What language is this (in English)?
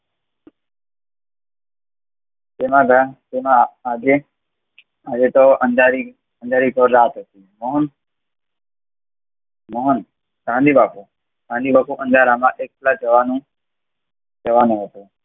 Gujarati